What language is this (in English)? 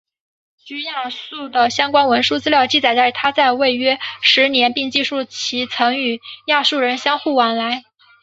Chinese